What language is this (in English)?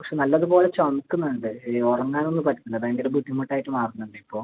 Malayalam